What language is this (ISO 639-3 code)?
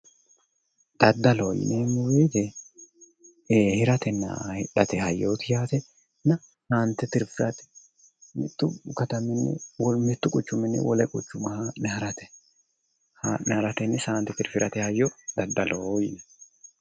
sid